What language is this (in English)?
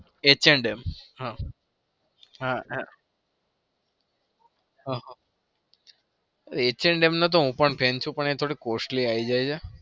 Gujarati